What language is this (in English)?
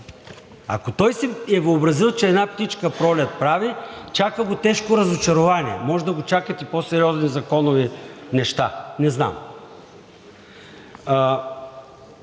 Bulgarian